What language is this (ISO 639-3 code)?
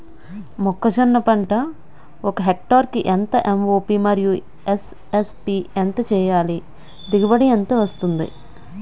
tel